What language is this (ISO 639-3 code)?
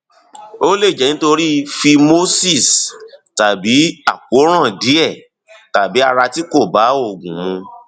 yor